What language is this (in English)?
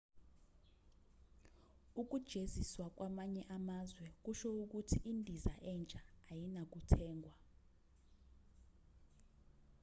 Zulu